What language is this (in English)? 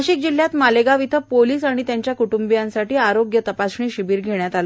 Marathi